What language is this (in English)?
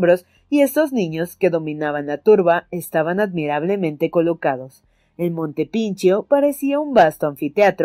Spanish